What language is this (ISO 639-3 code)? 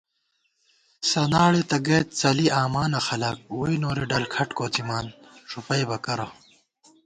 gwt